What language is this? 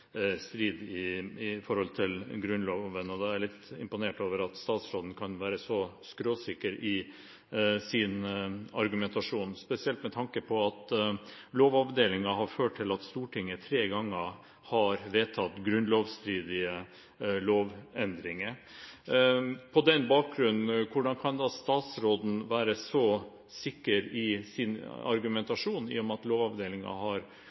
Norwegian Bokmål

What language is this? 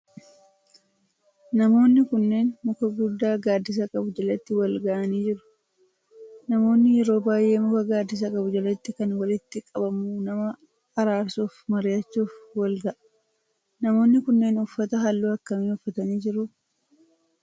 Oromo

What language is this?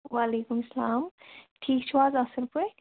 Kashmiri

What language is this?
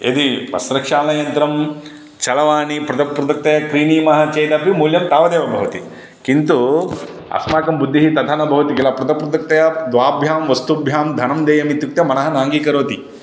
Sanskrit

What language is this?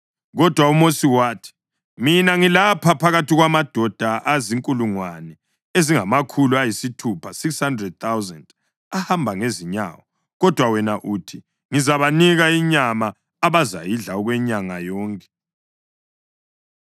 North Ndebele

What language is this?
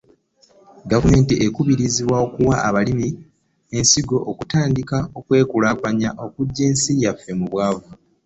Ganda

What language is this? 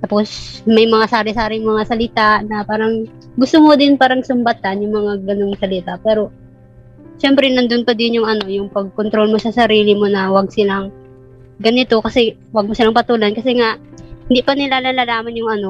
Filipino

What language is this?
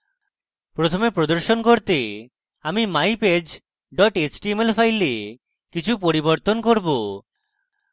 Bangla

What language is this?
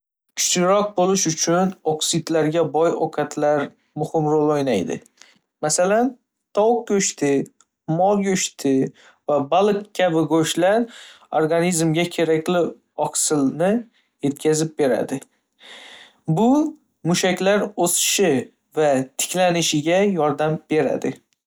Uzbek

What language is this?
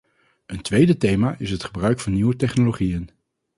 Dutch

